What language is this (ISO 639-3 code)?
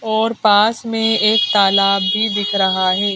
hin